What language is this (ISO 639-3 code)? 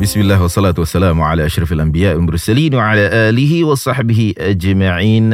msa